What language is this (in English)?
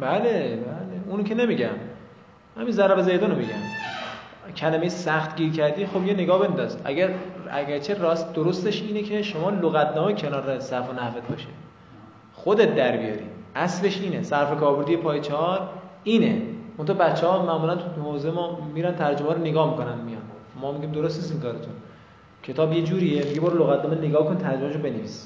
Persian